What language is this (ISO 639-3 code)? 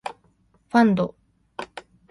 jpn